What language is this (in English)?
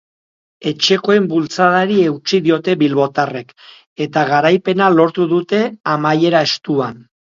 Basque